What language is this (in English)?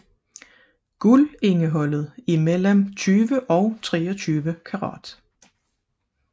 Danish